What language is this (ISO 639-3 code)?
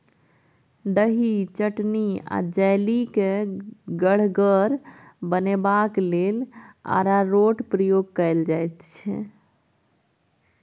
mai